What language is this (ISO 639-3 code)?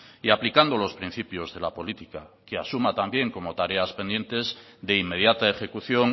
spa